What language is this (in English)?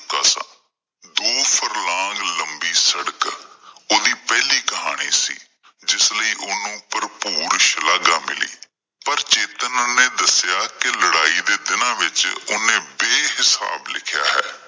Punjabi